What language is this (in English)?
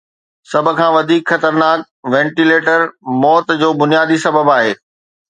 Sindhi